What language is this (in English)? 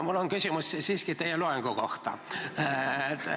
Estonian